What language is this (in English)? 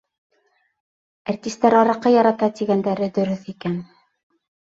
Bashkir